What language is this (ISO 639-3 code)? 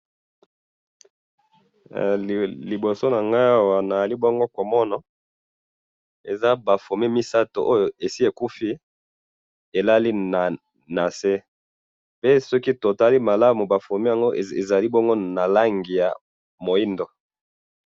lin